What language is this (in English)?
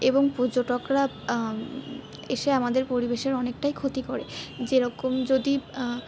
Bangla